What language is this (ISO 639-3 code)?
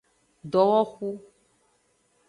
ajg